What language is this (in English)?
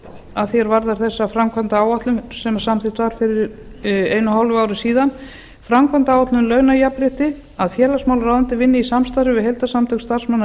Icelandic